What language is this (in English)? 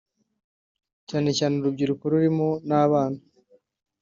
Kinyarwanda